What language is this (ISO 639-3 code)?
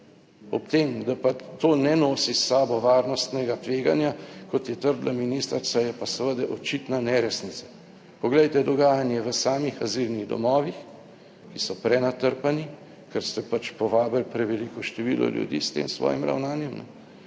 slv